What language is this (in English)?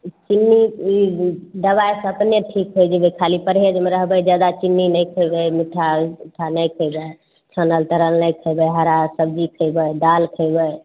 Maithili